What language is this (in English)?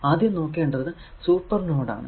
Malayalam